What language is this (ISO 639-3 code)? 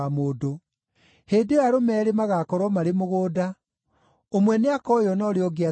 kik